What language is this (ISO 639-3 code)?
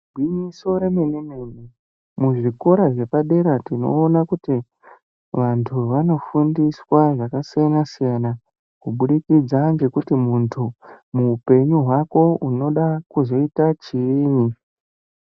ndc